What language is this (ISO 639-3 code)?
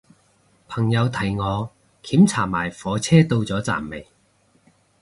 yue